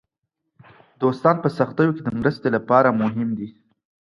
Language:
Pashto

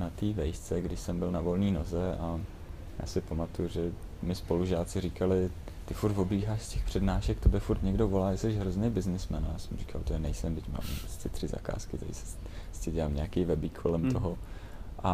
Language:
Czech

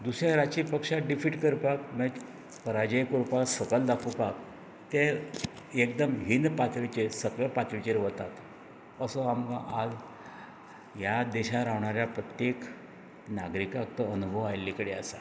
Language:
Konkani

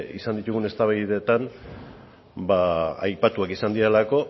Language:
Basque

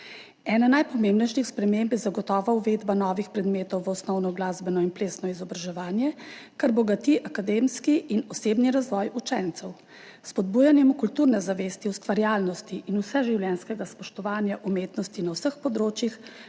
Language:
Slovenian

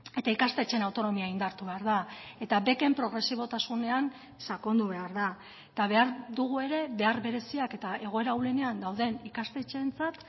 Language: Basque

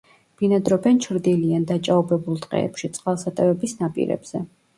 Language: Georgian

